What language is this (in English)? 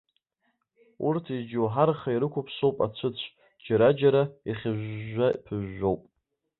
Abkhazian